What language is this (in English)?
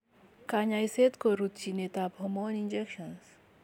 Kalenjin